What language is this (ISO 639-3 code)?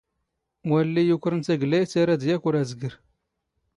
zgh